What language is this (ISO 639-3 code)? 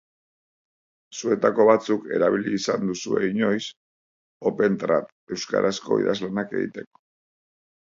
eus